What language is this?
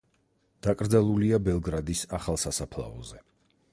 Georgian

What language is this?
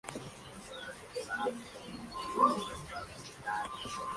Spanish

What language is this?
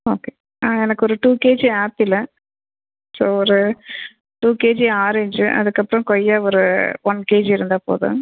Tamil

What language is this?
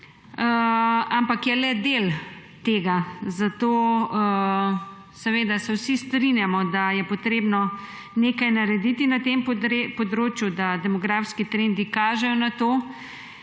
Slovenian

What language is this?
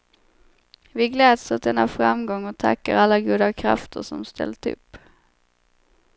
Swedish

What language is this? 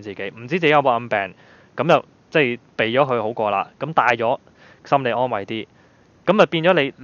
Chinese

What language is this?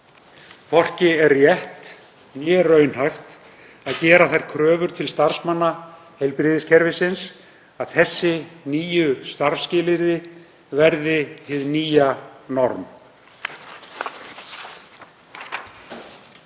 Icelandic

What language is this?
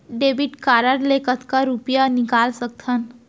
Chhattisgarhi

